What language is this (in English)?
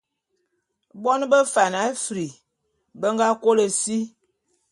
Bulu